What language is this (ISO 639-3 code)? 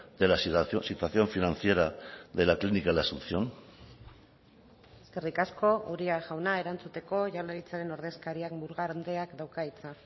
eus